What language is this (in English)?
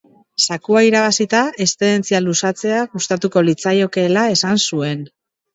Basque